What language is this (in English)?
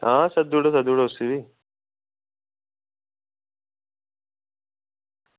Dogri